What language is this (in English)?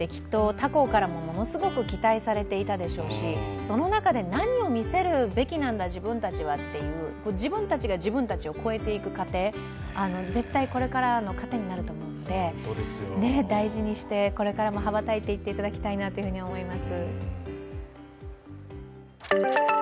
Japanese